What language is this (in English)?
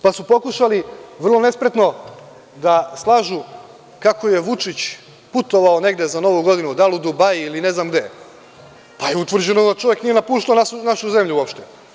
Serbian